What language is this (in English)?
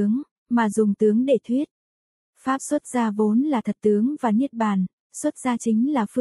Vietnamese